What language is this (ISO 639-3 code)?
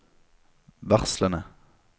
nor